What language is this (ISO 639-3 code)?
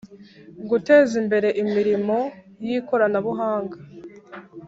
kin